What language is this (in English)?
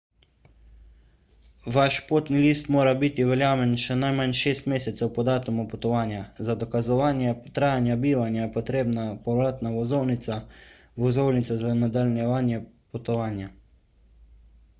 Slovenian